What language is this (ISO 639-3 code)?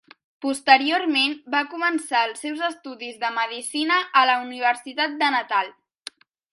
cat